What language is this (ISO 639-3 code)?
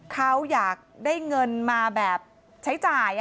tha